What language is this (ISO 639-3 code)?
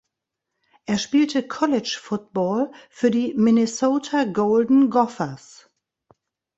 deu